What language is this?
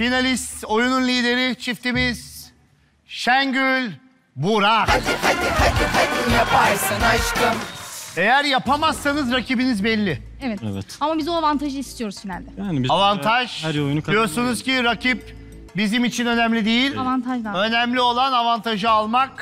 Turkish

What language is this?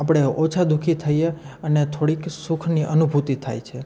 Gujarati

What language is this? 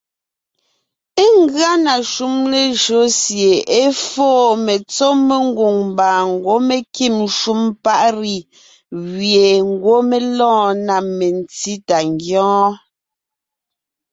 Ngiemboon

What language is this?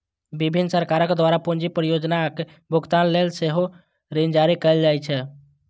Maithili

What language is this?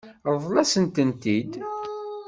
Kabyle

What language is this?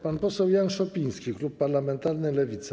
Polish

